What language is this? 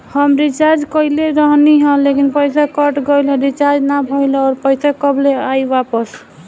Bhojpuri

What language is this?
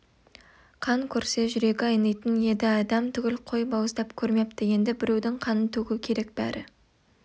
Kazakh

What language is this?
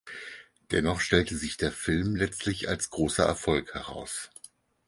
German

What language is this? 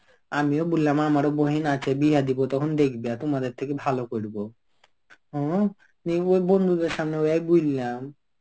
Bangla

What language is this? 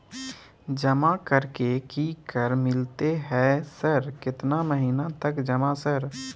Maithili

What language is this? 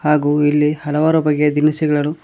Kannada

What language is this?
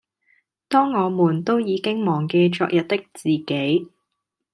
Cantonese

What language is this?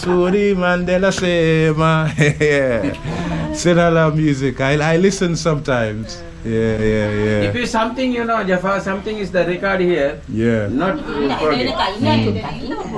English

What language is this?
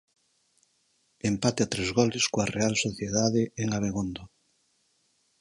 Galician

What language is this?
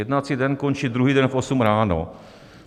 Czech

